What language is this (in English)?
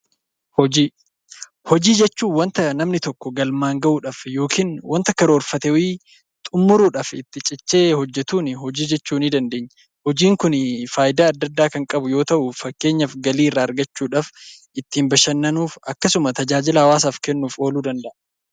Oromo